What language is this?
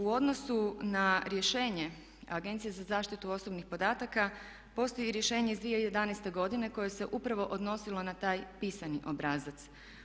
Croatian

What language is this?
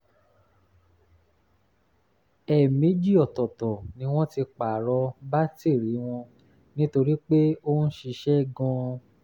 Yoruba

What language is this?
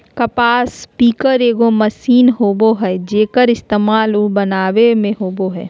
Magahi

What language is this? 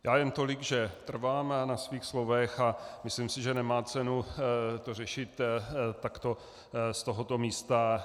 Czech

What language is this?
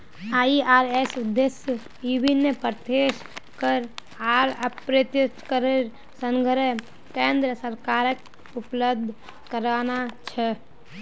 Magahi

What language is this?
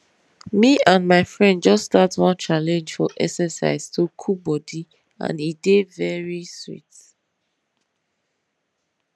Nigerian Pidgin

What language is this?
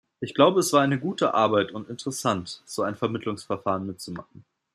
German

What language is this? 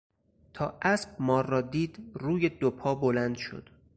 Persian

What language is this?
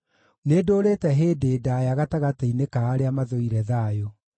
Kikuyu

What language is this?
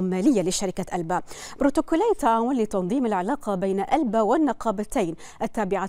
Arabic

